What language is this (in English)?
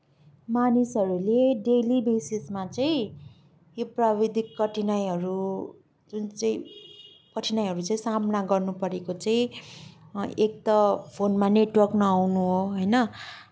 Nepali